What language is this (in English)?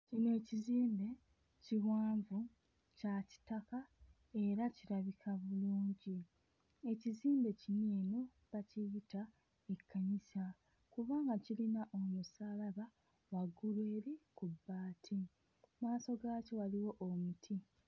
Ganda